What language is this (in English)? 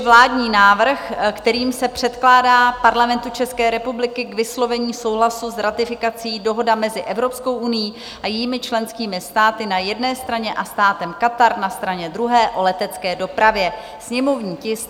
Czech